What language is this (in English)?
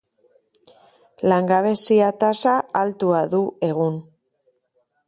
Basque